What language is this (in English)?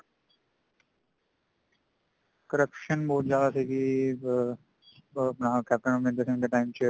Punjabi